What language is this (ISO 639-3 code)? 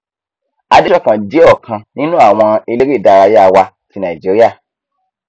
yor